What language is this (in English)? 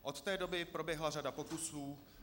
Czech